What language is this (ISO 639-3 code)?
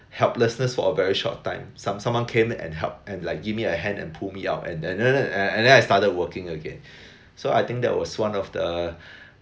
eng